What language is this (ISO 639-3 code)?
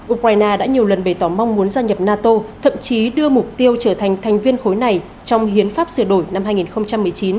vie